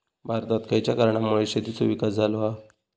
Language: Marathi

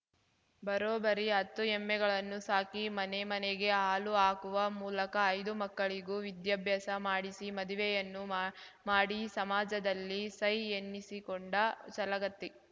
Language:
Kannada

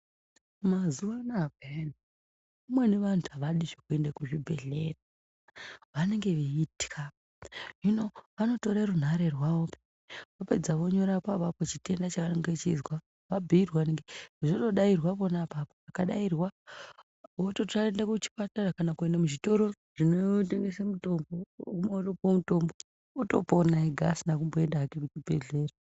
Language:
Ndau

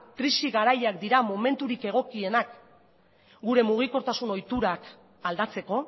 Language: Basque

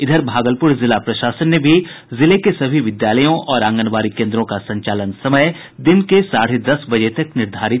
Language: Hindi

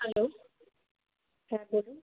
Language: Bangla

